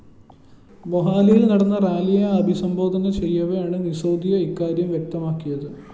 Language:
Malayalam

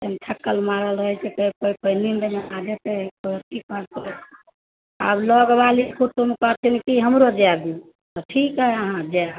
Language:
Maithili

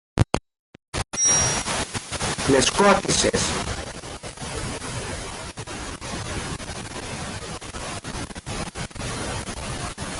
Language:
Greek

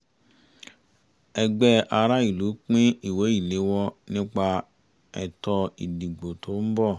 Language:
Yoruba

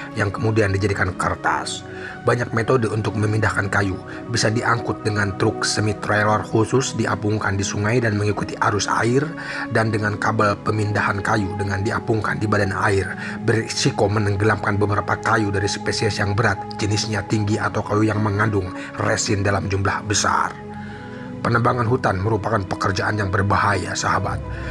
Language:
Indonesian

